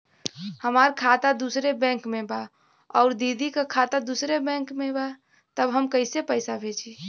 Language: Bhojpuri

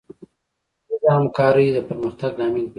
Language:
Pashto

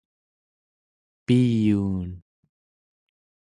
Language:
Central Yupik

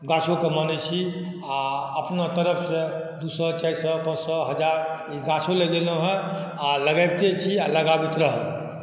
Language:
Maithili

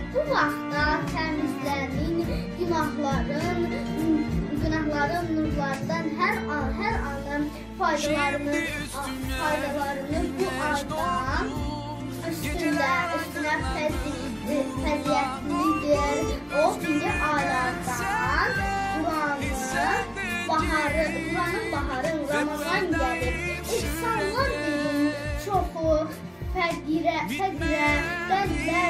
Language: Turkish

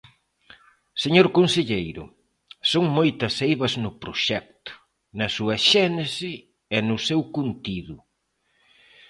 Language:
Galician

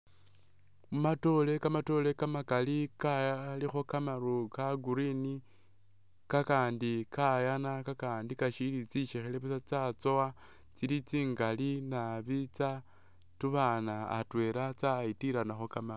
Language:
Masaaba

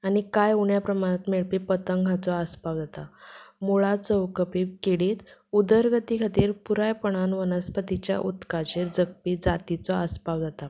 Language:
Konkani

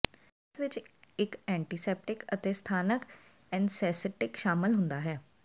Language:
Punjabi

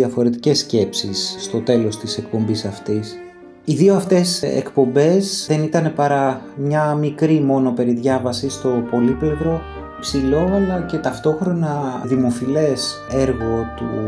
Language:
Greek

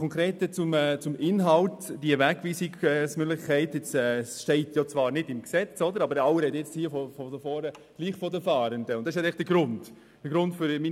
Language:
Swiss German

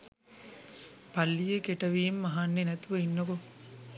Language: Sinhala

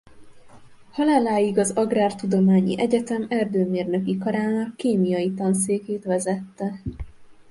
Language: Hungarian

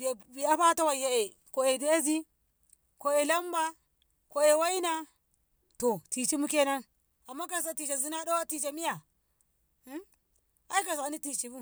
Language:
Ngamo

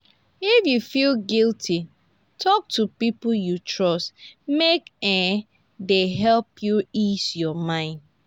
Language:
Nigerian Pidgin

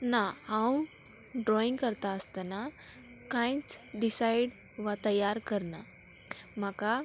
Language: Konkani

